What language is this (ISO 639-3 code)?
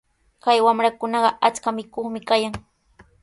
qws